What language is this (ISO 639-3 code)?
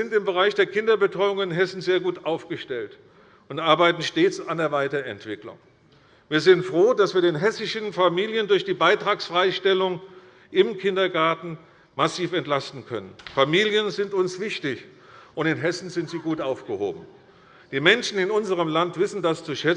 deu